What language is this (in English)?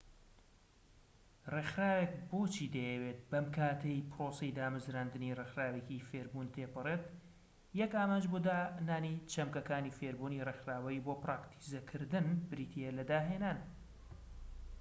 Central Kurdish